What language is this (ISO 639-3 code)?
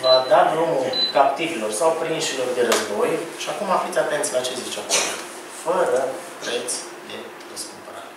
ron